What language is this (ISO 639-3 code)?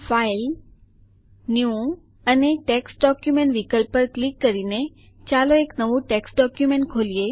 guj